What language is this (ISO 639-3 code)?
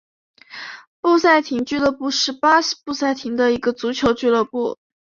zho